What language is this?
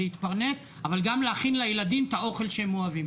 Hebrew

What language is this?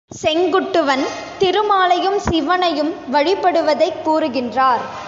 Tamil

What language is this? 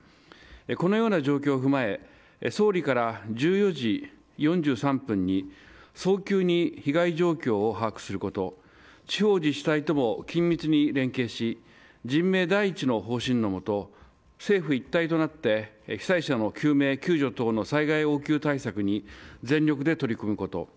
Japanese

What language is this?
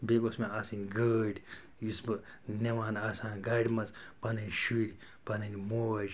Kashmiri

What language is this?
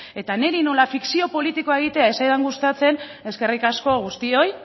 Basque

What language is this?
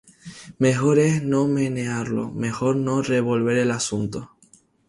Spanish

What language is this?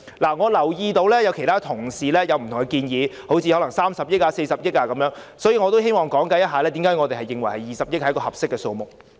Cantonese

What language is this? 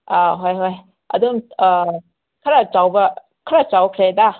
Manipuri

